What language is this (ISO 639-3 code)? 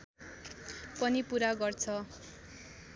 nep